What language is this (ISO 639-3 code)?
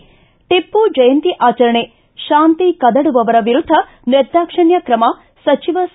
kan